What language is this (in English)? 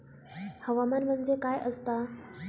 Marathi